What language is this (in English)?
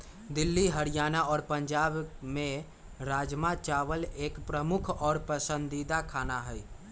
Magahi